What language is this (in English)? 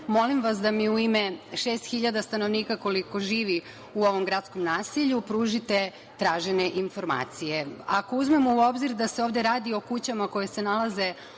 Serbian